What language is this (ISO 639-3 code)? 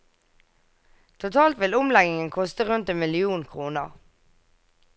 nor